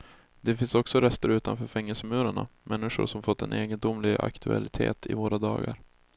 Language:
Swedish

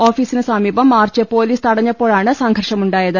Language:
Malayalam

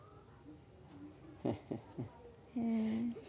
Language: Bangla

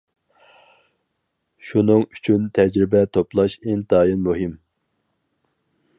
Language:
Uyghur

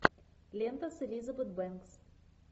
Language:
Russian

